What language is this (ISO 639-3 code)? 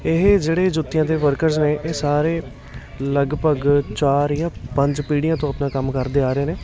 pan